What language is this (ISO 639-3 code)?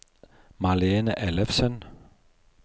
nor